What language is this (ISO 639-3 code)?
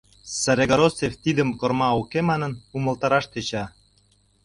chm